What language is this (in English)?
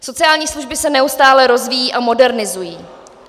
Czech